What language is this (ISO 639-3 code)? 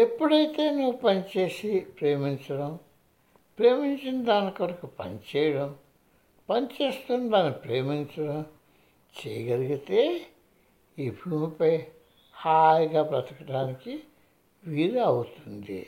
tel